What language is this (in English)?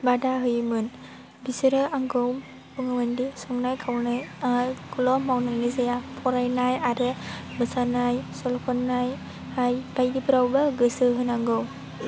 Bodo